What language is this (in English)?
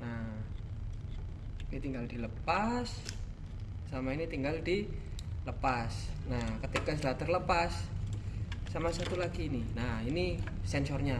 Indonesian